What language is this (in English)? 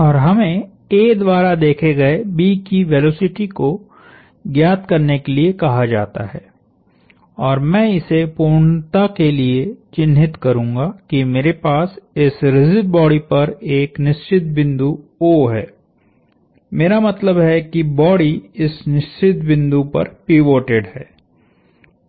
Hindi